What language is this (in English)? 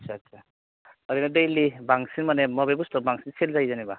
Bodo